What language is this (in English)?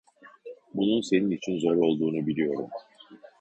Turkish